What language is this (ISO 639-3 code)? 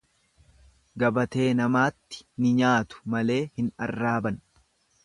orm